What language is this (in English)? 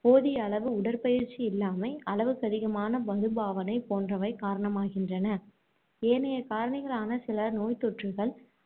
Tamil